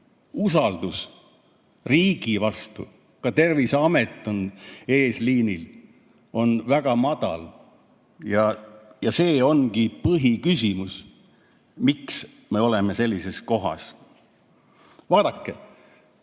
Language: Estonian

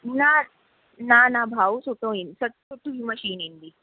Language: Sindhi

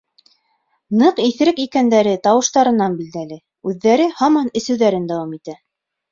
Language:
Bashkir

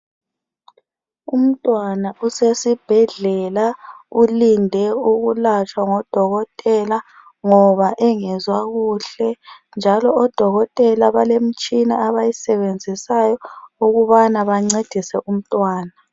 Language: North Ndebele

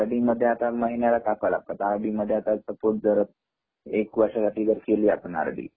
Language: Marathi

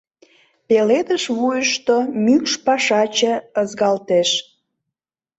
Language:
Mari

